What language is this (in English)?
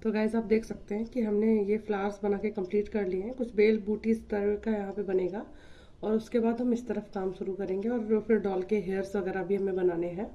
Hindi